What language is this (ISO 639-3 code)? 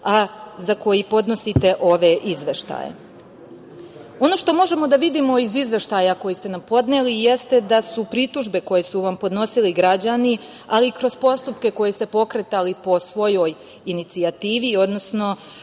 srp